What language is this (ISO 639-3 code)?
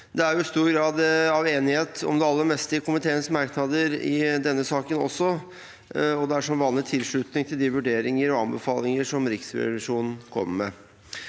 nor